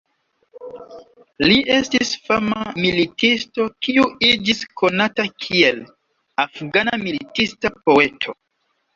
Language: Esperanto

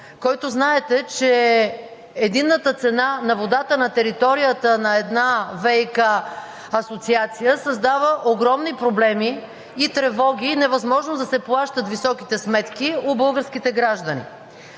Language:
Bulgarian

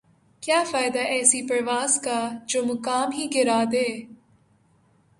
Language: Urdu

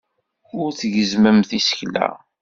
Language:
Kabyle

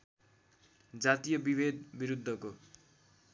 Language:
Nepali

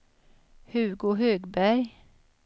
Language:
Swedish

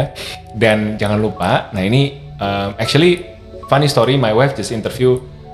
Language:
Indonesian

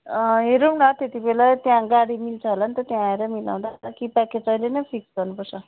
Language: Nepali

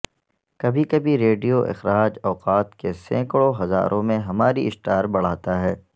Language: Urdu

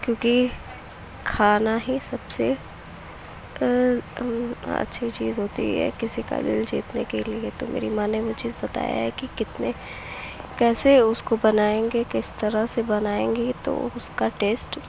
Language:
Urdu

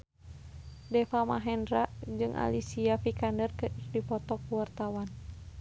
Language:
Sundanese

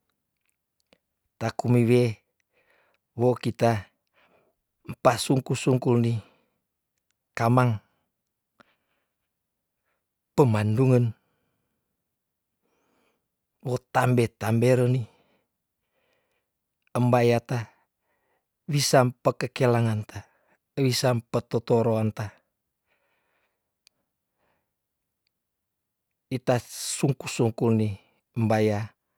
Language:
Tondano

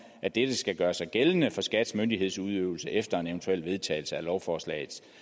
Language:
Danish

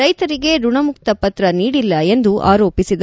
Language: Kannada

